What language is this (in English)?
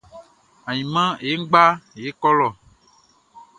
Baoulé